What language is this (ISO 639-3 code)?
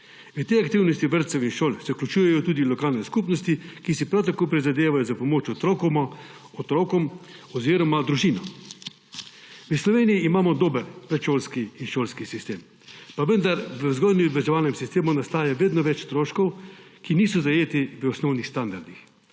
slv